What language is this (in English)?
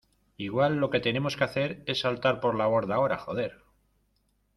Spanish